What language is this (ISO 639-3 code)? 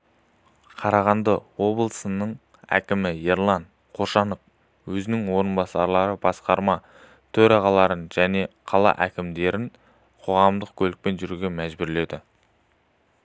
kaz